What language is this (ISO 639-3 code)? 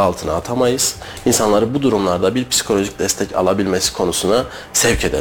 tur